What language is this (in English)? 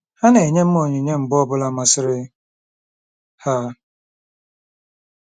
Igbo